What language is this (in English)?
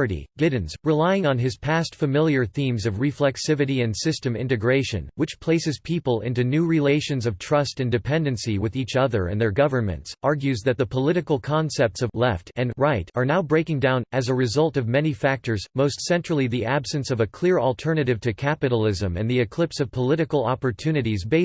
English